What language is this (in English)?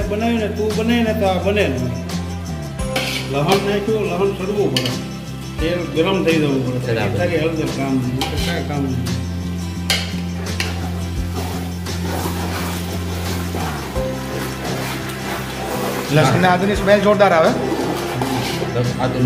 Indonesian